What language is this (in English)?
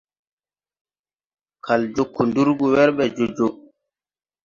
Tupuri